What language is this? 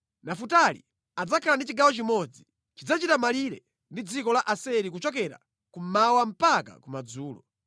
Nyanja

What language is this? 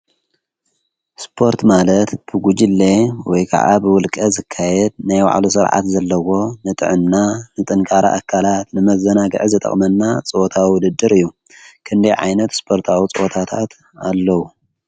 Tigrinya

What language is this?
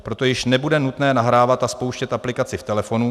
Czech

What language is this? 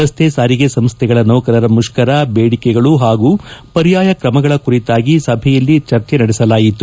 Kannada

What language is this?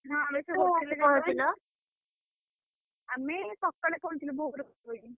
Odia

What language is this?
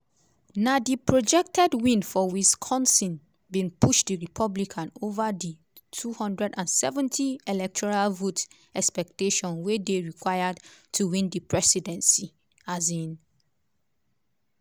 Nigerian Pidgin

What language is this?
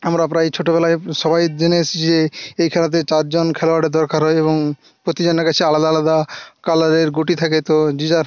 Bangla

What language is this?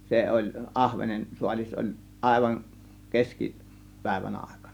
Finnish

